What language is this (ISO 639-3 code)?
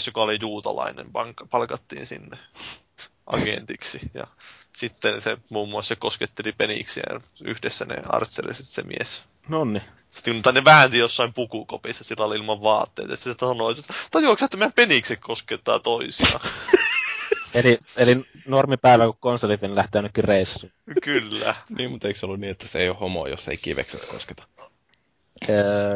fin